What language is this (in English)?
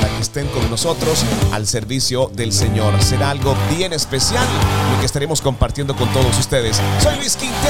Spanish